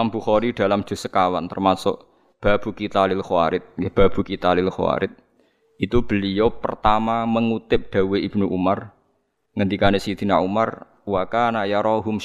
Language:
Indonesian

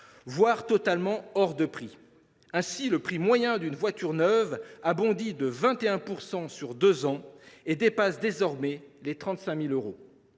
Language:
French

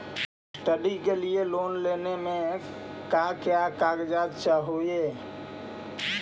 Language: Magahi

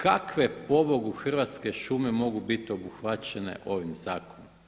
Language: Croatian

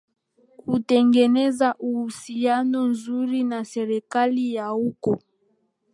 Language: Swahili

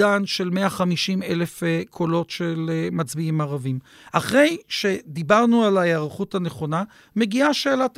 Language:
Hebrew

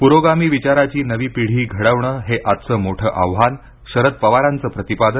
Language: Marathi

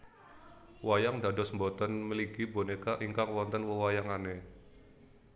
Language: Javanese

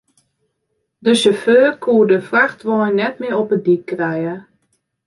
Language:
Western Frisian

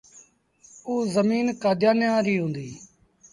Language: Sindhi Bhil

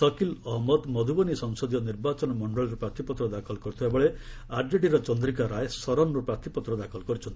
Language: Odia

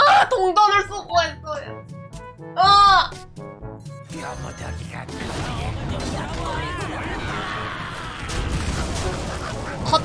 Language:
Korean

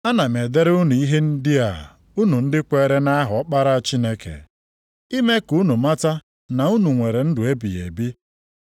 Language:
Igbo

